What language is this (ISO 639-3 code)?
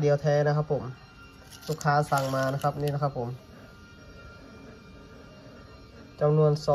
tha